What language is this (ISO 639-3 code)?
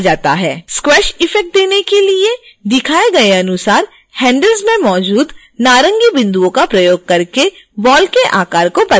hin